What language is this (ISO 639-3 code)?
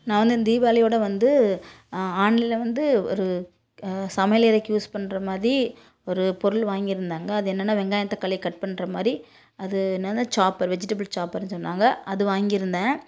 tam